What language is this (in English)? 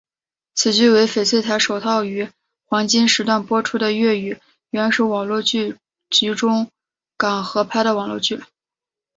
Chinese